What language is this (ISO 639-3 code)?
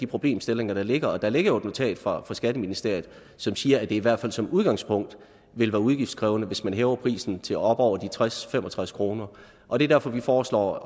dan